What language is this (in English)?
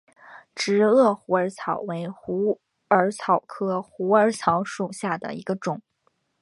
Chinese